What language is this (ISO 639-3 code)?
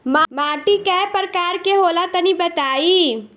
bho